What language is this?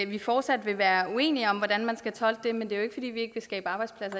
Danish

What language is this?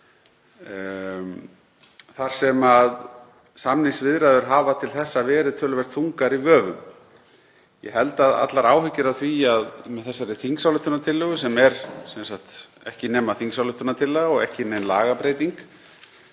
Icelandic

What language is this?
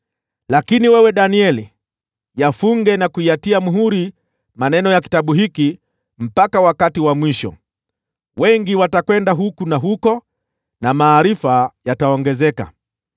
Swahili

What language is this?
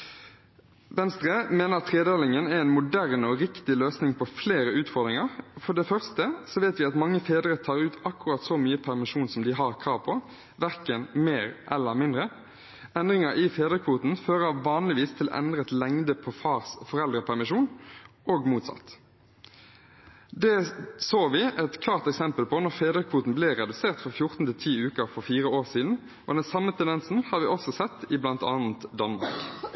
Norwegian Bokmål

